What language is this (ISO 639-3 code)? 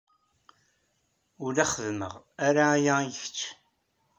kab